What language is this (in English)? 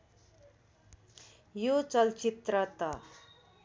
Nepali